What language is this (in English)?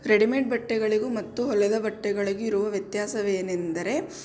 Kannada